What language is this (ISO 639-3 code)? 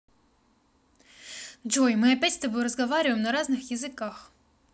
rus